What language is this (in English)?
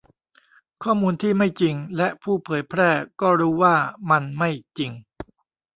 Thai